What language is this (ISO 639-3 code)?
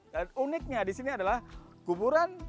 ind